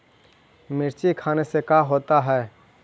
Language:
Magahi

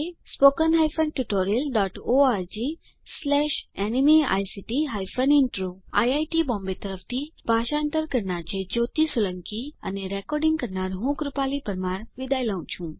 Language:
Gujarati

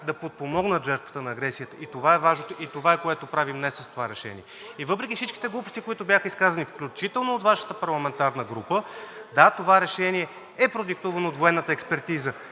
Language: Bulgarian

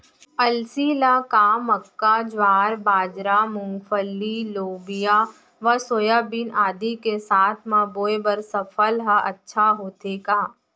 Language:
Chhattisgarhi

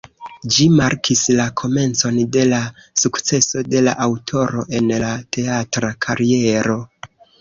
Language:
Esperanto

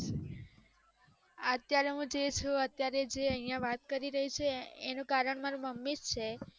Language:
Gujarati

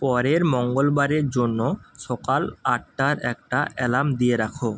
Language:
Bangla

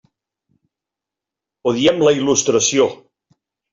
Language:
Catalan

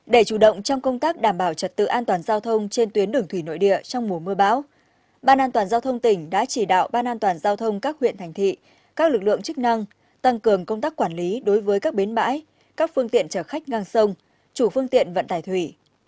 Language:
Vietnamese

